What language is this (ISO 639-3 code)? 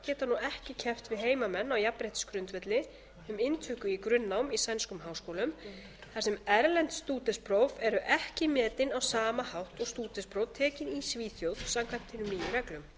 isl